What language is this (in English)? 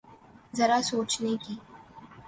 Urdu